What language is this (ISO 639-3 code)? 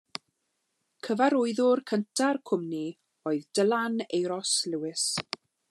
cym